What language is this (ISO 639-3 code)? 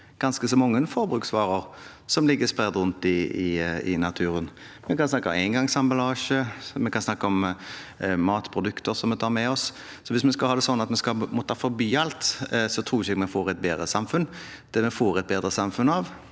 nor